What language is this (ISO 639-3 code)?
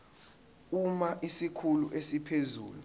zul